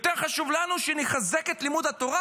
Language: Hebrew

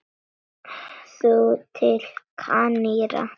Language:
Icelandic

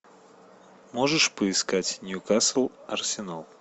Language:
Russian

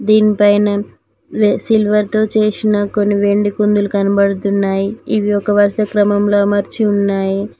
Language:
Telugu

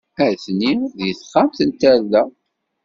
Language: Kabyle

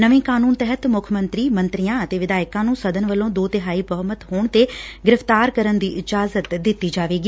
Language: Punjabi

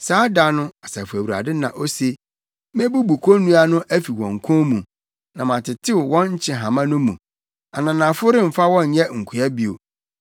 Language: Akan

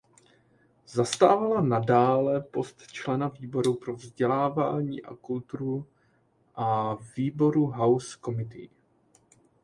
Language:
Czech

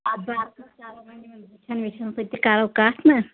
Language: Kashmiri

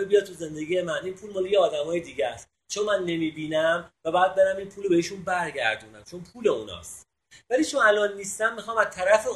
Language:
Persian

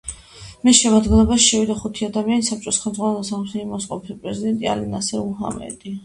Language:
Georgian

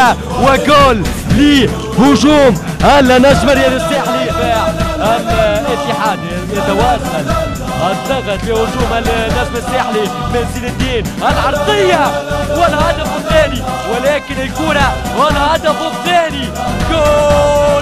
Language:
Arabic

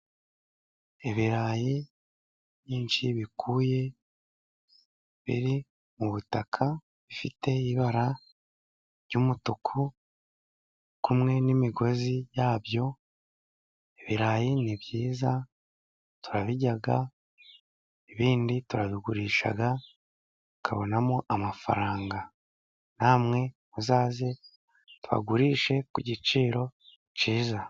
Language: Kinyarwanda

